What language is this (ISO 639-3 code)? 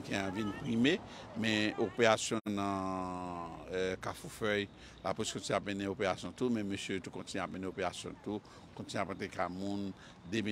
fra